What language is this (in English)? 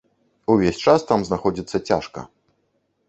Belarusian